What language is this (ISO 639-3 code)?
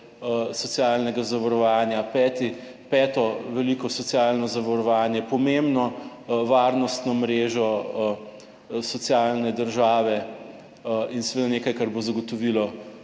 slv